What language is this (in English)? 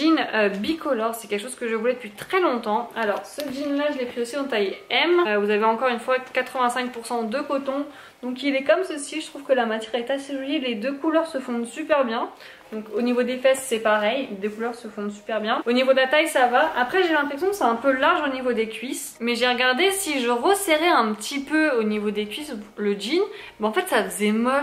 French